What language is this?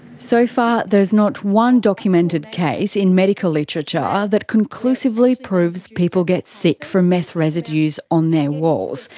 English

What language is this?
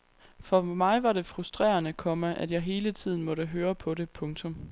Danish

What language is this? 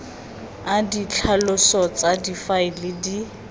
Tswana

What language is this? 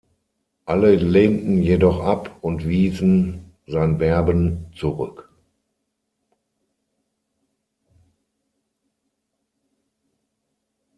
German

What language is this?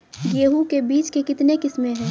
Maithili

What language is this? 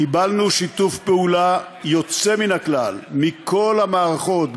Hebrew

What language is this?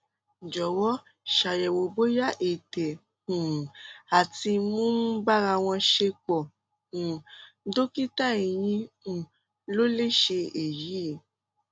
Yoruba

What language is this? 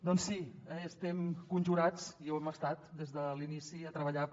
Catalan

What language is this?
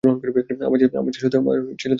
Bangla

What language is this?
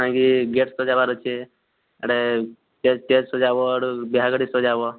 Odia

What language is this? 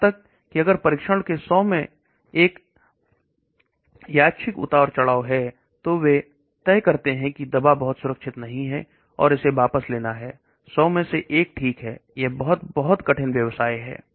Hindi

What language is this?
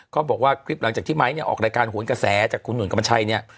Thai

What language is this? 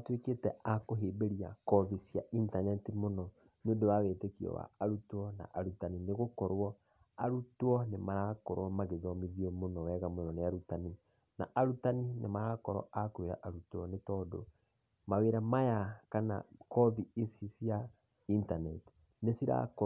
Kikuyu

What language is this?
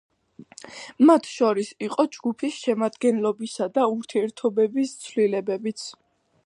Georgian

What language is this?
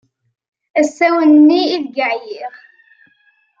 Kabyle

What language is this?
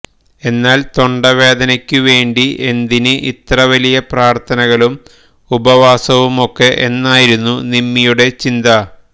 Malayalam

